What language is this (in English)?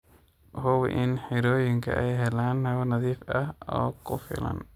Somali